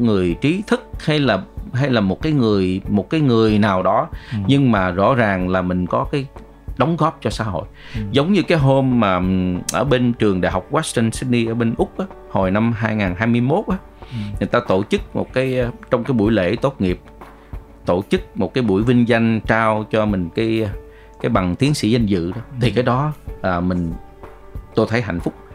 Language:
Vietnamese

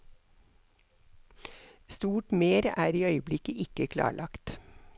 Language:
Norwegian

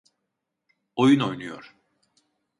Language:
Turkish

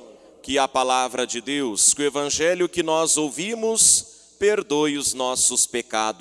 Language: Portuguese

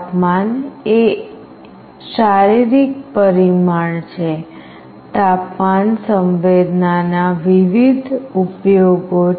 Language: Gujarati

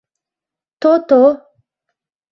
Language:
Mari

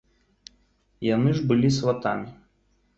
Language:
Belarusian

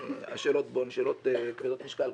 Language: Hebrew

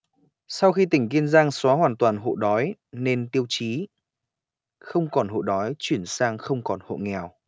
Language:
Vietnamese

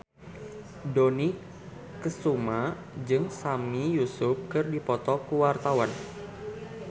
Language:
Sundanese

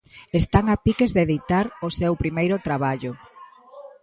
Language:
Galician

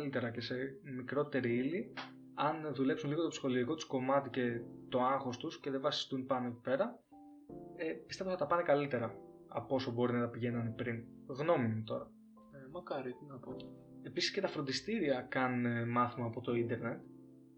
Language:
Greek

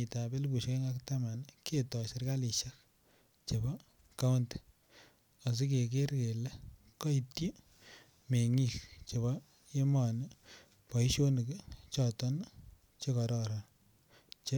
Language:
Kalenjin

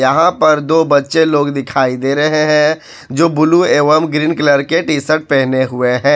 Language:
Hindi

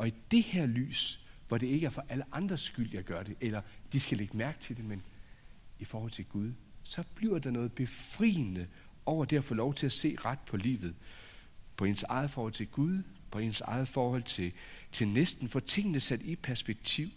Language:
Danish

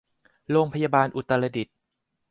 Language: Thai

